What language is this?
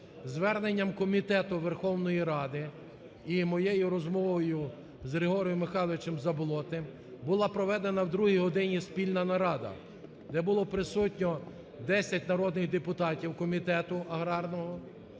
Ukrainian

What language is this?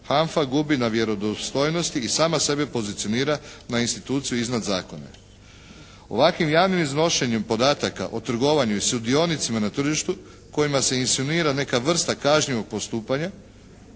Croatian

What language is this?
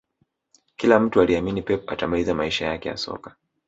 Swahili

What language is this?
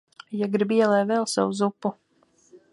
Latvian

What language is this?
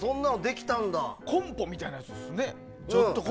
Japanese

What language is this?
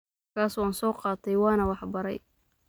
Somali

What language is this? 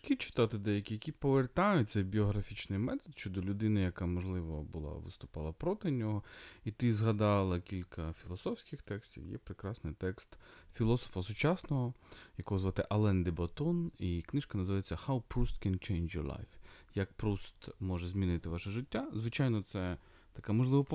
Ukrainian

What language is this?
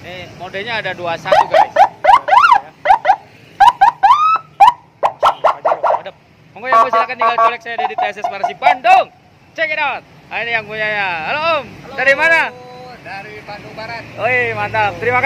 Indonesian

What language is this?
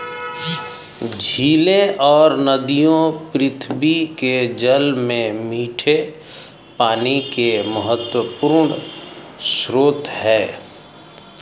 Hindi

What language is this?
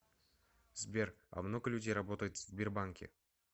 Russian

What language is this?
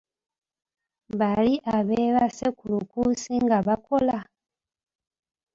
Ganda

